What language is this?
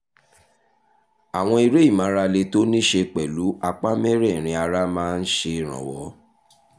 Yoruba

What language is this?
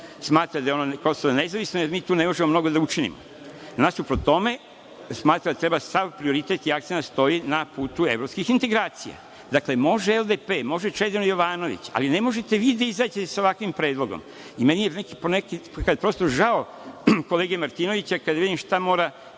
Serbian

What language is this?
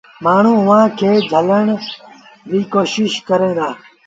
Sindhi Bhil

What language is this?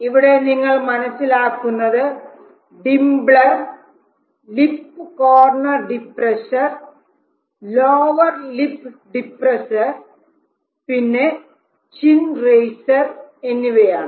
Malayalam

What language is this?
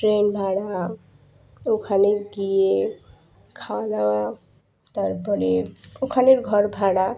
Bangla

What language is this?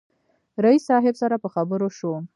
Pashto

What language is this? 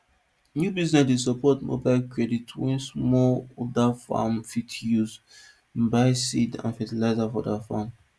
Nigerian Pidgin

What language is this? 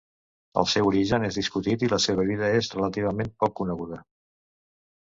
Catalan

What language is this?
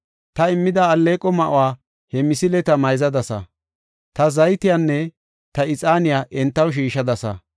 Gofa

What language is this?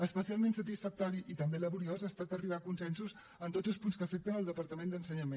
Catalan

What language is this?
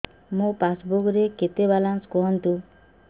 Odia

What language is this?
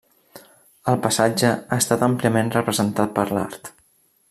Catalan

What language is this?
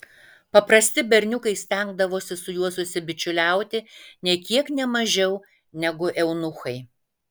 Lithuanian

